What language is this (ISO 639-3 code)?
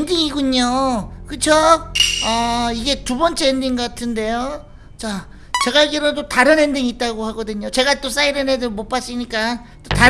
kor